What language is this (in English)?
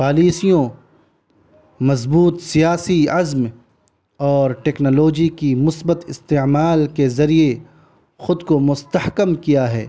Urdu